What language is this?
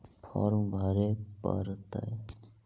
Magahi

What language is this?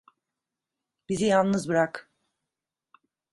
Turkish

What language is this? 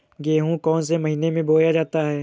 Hindi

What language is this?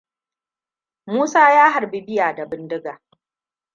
Hausa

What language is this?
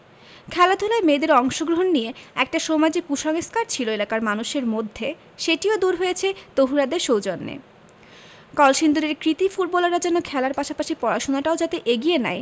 Bangla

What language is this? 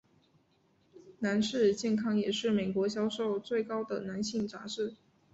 Chinese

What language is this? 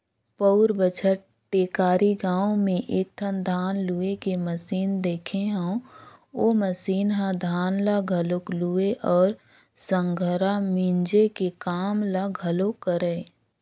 Chhattisgarhi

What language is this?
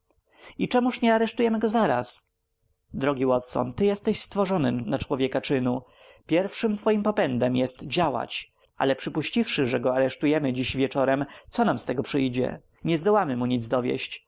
Polish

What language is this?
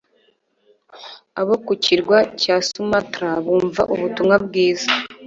Kinyarwanda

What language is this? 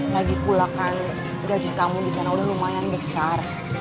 Indonesian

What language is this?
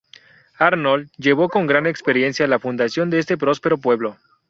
Spanish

